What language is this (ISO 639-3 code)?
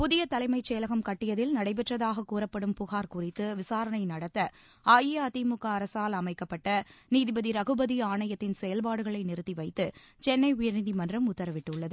tam